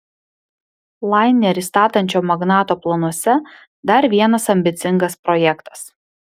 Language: Lithuanian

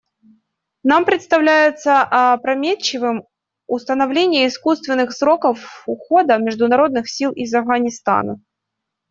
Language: Russian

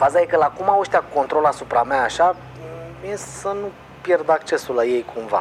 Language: Romanian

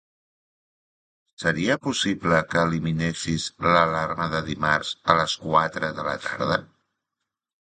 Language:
Catalan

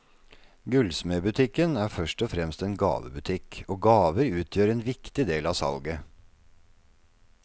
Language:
Norwegian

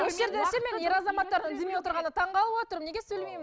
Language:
Kazakh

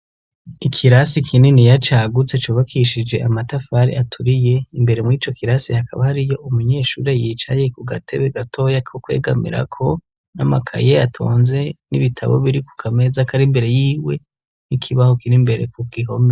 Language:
Rundi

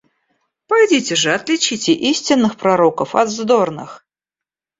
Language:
Russian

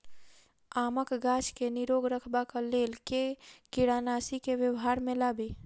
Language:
Maithili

